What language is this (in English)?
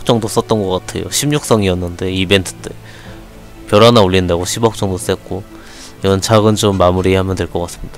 Korean